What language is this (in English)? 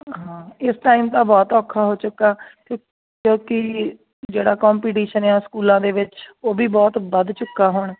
Punjabi